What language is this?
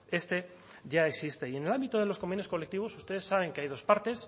Spanish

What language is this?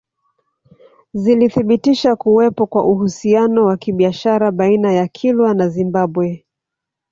Swahili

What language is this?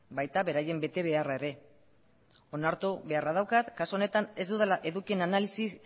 Basque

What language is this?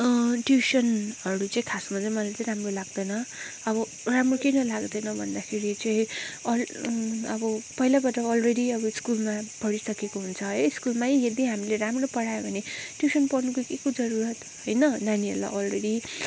Nepali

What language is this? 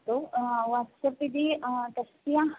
Sanskrit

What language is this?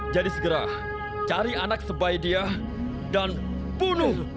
Indonesian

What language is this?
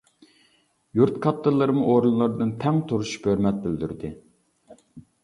Uyghur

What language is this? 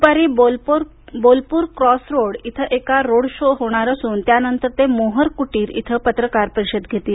Marathi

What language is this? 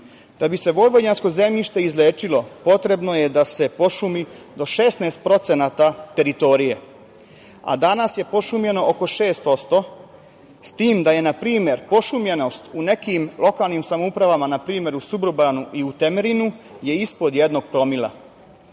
Serbian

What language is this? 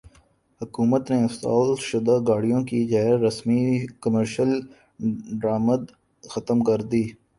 Urdu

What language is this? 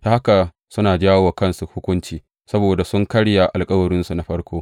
Hausa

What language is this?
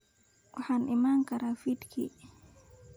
Somali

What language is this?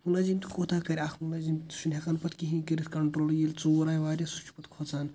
Kashmiri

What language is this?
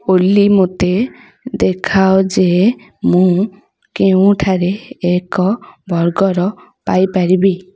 Odia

